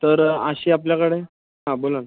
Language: Marathi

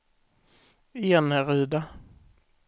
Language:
Swedish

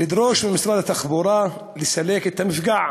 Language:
Hebrew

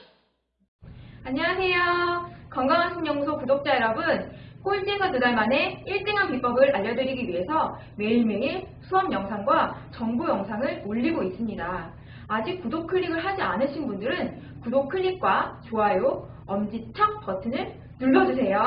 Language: Korean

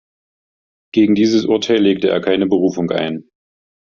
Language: German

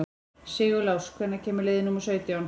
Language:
Icelandic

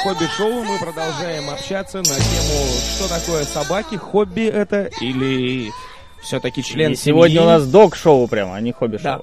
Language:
Russian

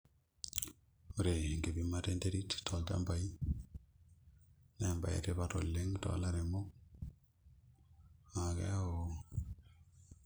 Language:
Masai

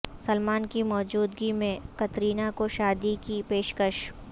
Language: Urdu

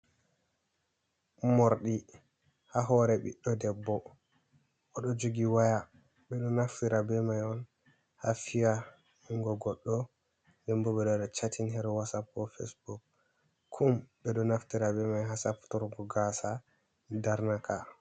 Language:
Fula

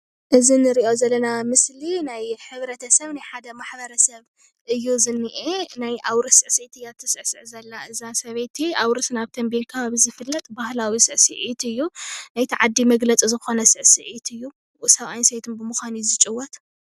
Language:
Tigrinya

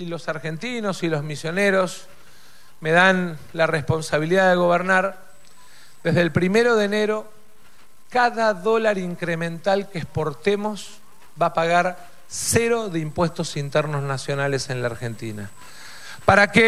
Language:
Spanish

